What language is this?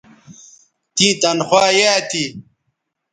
Bateri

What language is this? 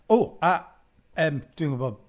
Welsh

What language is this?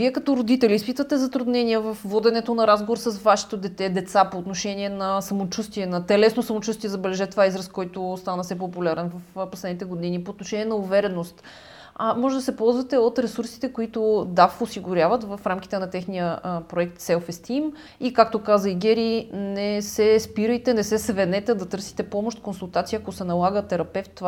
Bulgarian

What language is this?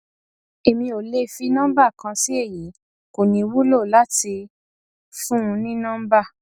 Yoruba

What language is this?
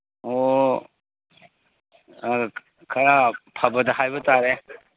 Manipuri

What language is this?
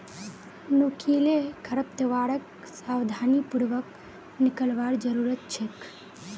Magahi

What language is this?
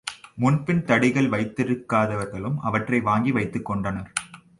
Tamil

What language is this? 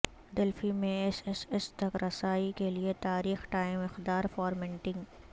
Urdu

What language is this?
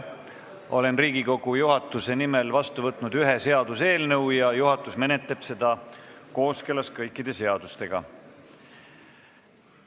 Estonian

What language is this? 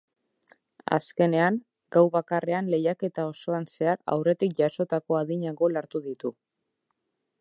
Basque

